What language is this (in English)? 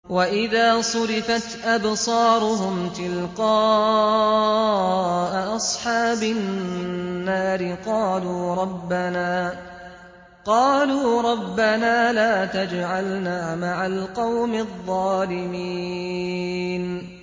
Arabic